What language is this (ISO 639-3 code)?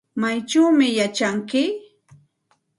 qxt